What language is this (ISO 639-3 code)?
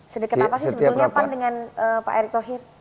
ind